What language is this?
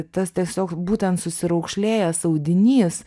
Lithuanian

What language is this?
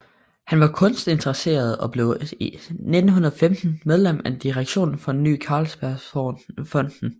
Danish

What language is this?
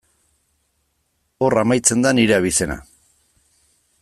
Basque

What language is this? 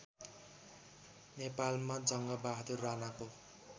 Nepali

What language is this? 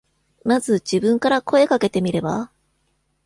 Japanese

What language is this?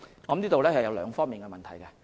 Cantonese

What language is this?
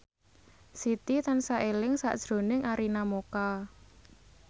Javanese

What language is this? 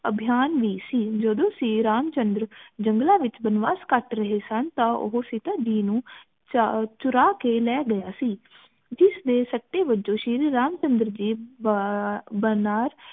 Punjabi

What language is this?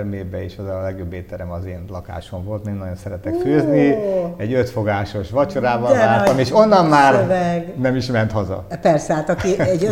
Hungarian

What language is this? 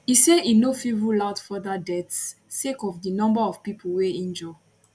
Nigerian Pidgin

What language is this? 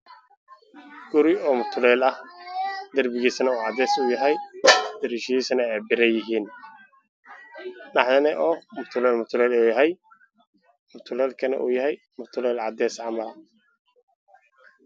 Somali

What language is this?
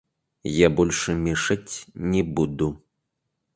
Russian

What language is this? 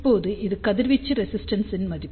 Tamil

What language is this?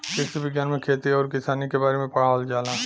Bhojpuri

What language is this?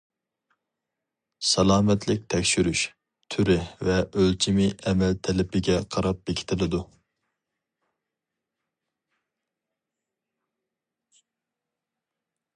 Uyghur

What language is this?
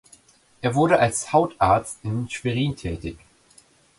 German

